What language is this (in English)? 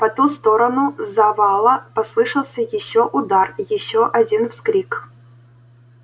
Russian